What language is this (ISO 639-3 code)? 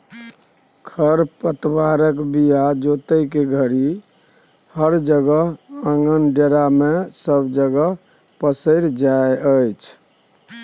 mai